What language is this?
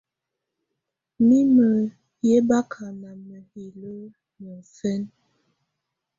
Tunen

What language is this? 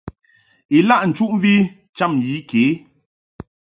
Mungaka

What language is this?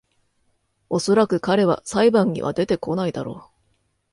Japanese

